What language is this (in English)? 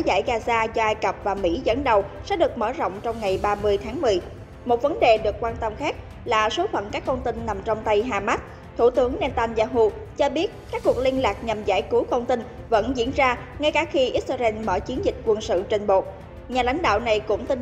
Vietnamese